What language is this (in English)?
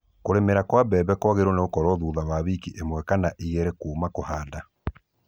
Kikuyu